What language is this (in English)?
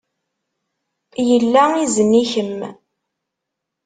Kabyle